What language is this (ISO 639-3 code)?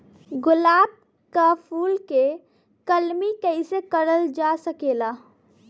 bho